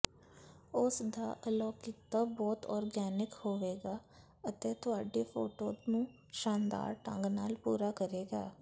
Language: Punjabi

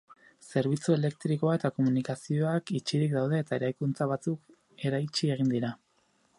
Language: Basque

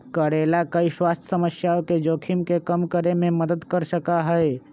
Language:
Magahi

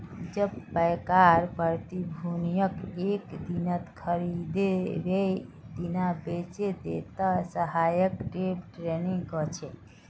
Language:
Magahi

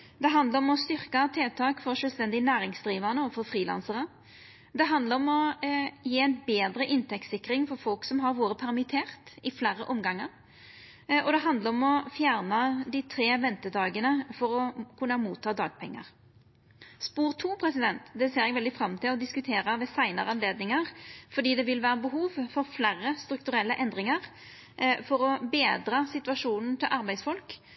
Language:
Norwegian Nynorsk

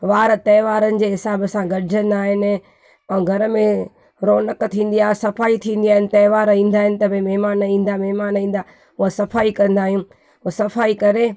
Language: Sindhi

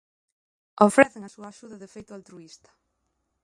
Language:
Galician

